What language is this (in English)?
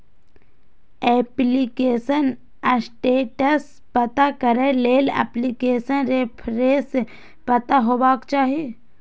Maithili